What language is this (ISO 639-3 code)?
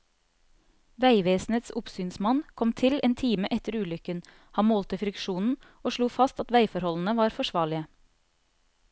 nor